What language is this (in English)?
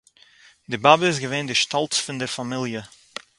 Yiddish